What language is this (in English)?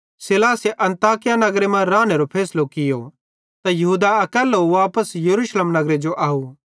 Bhadrawahi